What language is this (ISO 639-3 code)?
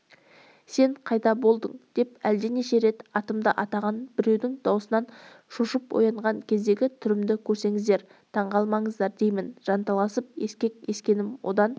kaz